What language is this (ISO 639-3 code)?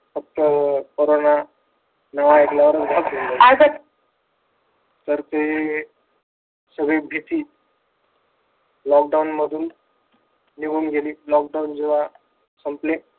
mar